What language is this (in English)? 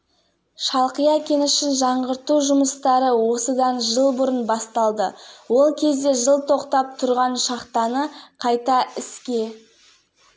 Kazakh